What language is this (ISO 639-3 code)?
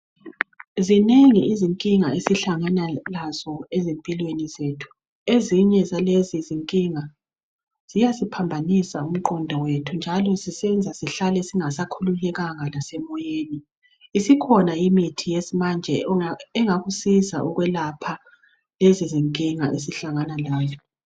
nde